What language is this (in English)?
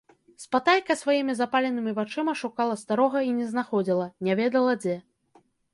Belarusian